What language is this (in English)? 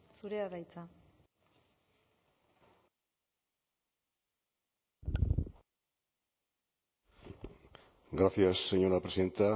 Basque